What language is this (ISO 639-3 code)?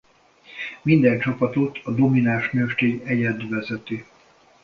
hun